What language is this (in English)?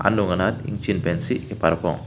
Karbi